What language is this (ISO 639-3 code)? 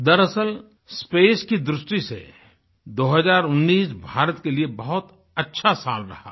hin